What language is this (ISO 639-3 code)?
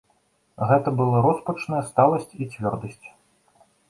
bel